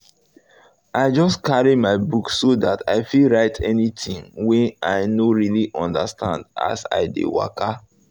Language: Nigerian Pidgin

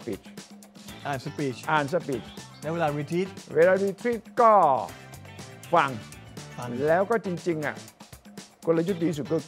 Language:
Thai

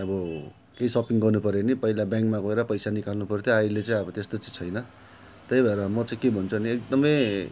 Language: Nepali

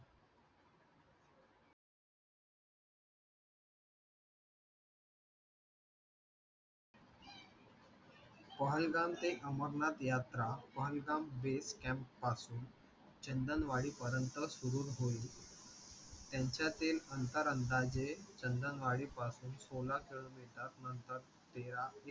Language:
Marathi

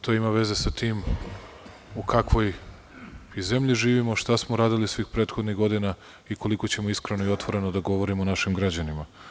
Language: Serbian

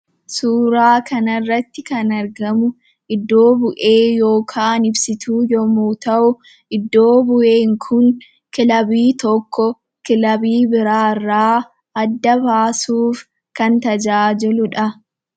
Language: Oromo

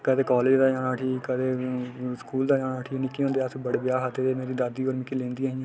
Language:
Dogri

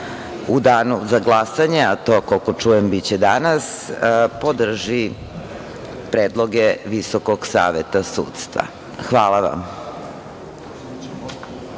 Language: Serbian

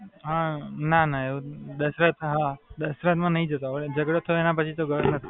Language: Gujarati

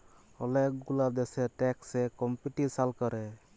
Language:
Bangla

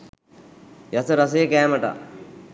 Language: Sinhala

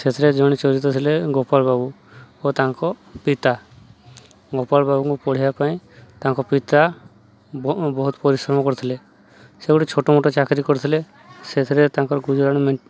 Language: Odia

